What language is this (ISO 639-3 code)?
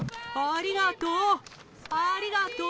jpn